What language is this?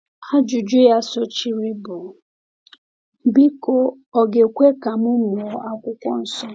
Igbo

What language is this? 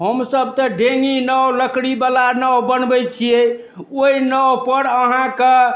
Maithili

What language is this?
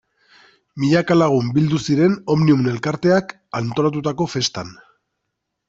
Basque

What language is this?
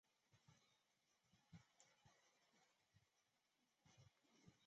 Chinese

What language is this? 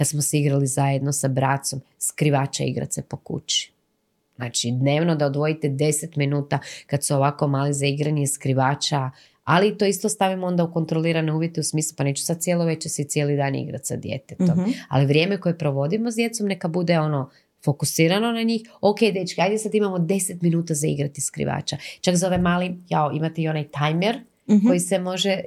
Croatian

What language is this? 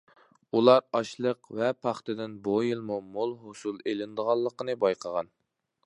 Uyghur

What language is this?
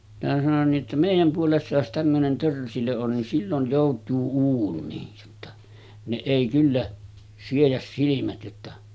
Finnish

